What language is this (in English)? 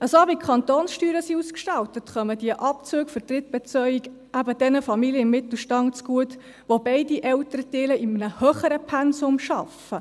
Swiss German